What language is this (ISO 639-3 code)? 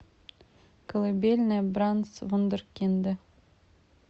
rus